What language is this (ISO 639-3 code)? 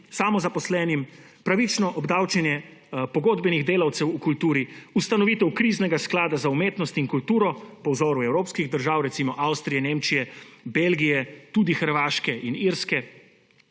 slv